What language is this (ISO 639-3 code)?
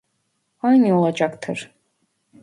tur